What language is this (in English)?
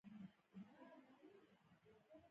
Pashto